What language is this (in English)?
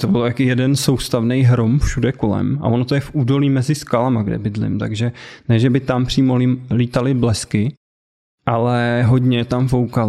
Czech